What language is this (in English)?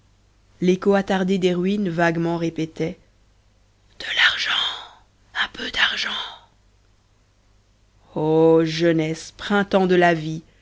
French